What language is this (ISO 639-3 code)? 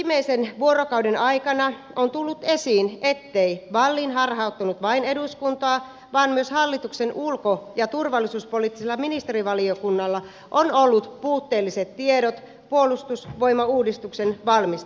fin